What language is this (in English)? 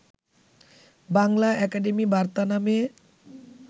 Bangla